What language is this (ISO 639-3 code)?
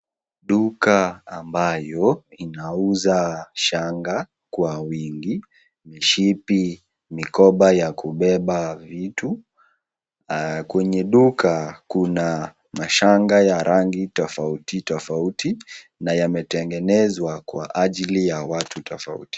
swa